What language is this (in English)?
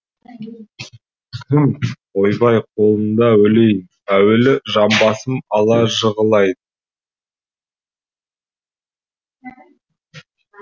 Kazakh